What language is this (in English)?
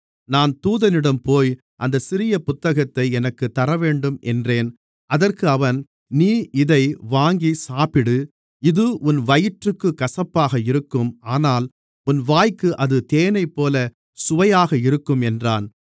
Tamil